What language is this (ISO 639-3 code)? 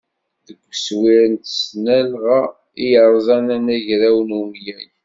kab